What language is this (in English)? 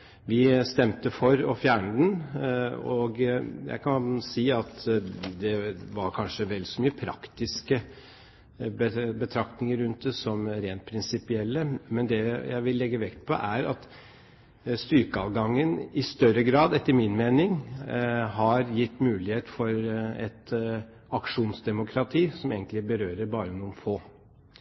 Norwegian Bokmål